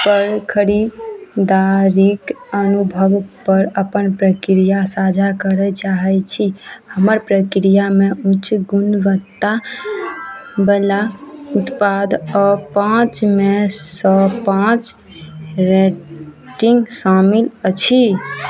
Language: Maithili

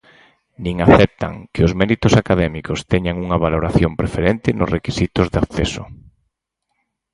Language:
Galician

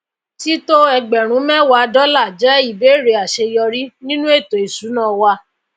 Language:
Yoruba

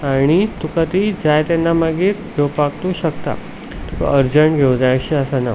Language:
Konkani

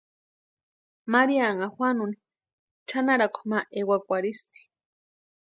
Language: Western Highland Purepecha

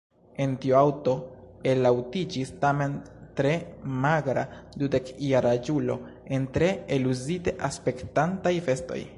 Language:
Esperanto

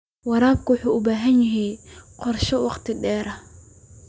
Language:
Somali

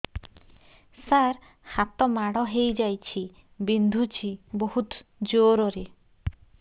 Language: Odia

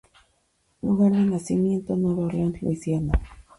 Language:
Spanish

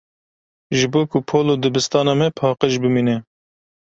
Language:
Kurdish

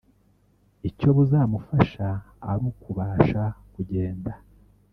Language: Kinyarwanda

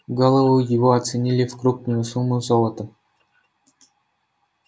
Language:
Russian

